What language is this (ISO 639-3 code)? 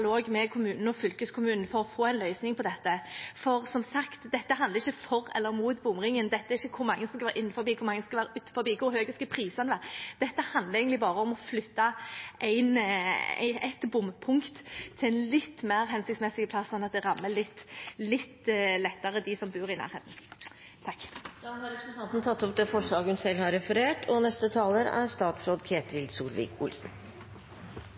nob